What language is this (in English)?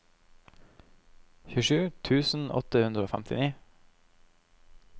Norwegian